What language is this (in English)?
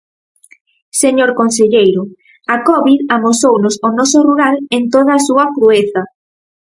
Galician